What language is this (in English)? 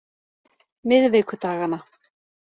Icelandic